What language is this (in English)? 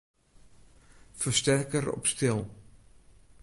Western Frisian